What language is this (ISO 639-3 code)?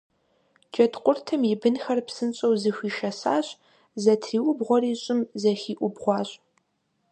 kbd